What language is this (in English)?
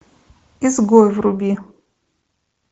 Russian